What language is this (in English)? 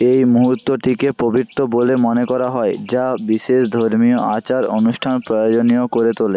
Bangla